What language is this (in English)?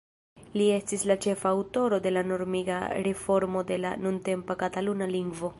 Esperanto